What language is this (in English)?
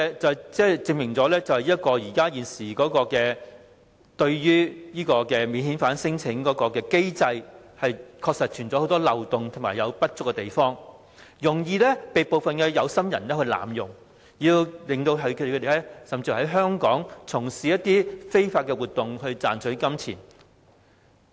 Cantonese